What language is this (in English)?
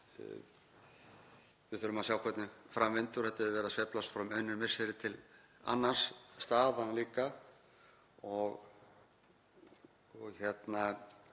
Icelandic